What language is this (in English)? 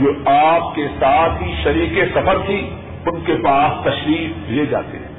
Urdu